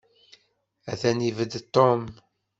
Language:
Kabyle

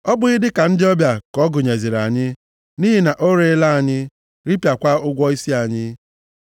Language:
Igbo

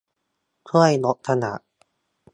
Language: Thai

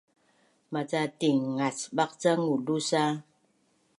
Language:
Bunun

